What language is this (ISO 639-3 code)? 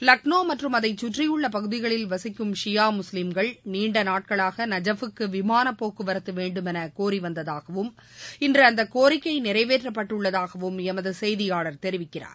tam